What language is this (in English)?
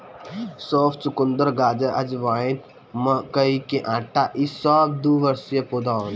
Bhojpuri